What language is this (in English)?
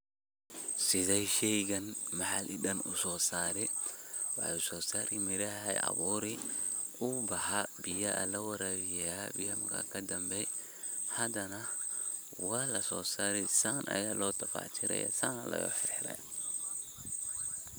Somali